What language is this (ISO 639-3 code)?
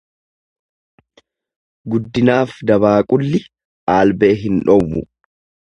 orm